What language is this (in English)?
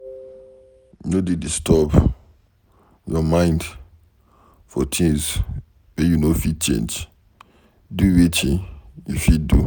Nigerian Pidgin